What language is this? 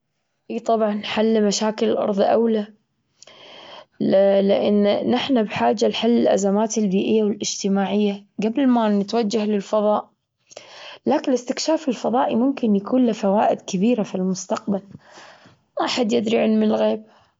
Gulf Arabic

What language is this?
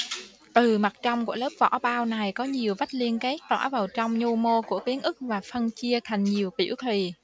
Vietnamese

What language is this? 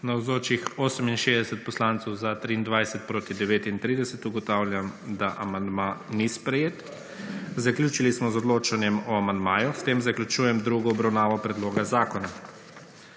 Slovenian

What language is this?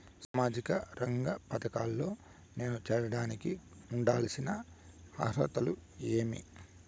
Telugu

